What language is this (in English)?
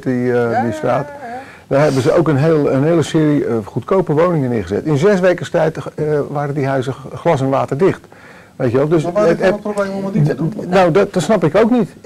Dutch